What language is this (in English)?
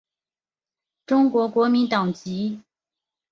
Chinese